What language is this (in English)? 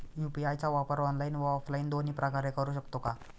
Marathi